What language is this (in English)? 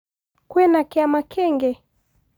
Kikuyu